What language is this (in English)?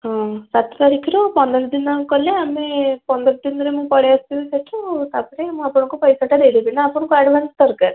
Odia